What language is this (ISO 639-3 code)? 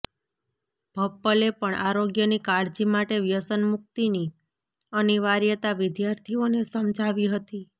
guj